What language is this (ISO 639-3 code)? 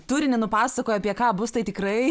lit